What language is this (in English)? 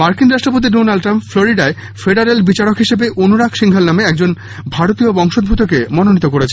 Bangla